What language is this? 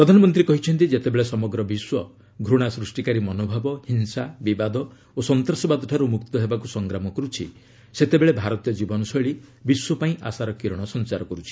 Odia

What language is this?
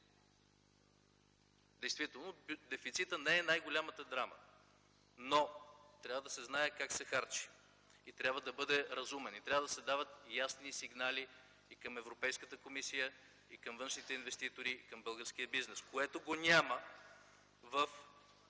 Bulgarian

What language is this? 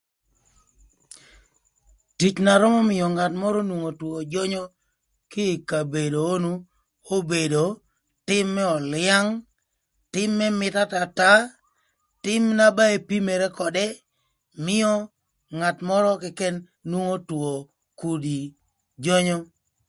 Thur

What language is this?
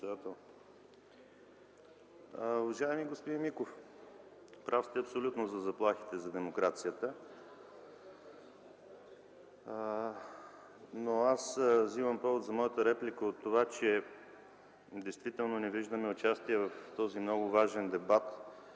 Bulgarian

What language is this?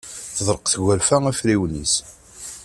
Kabyle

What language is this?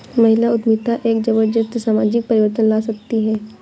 Hindi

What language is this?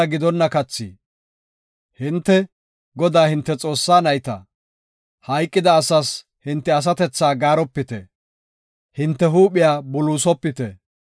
Gofa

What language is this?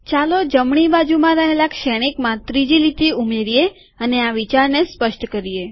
Gujarati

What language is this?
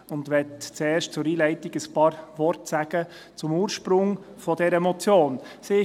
Swiss German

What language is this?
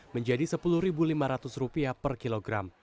Indonesian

